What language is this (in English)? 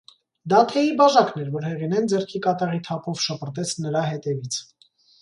Armenian